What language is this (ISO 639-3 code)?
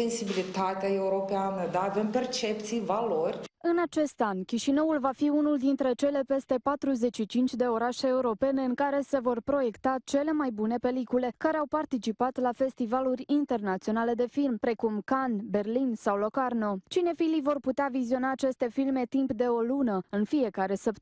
ron